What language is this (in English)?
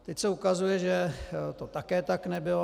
Czech